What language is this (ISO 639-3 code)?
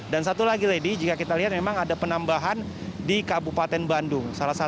ind